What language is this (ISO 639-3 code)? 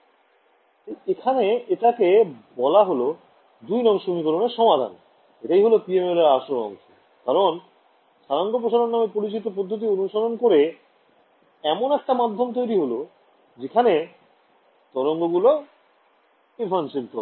ben